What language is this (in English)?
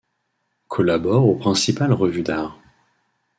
French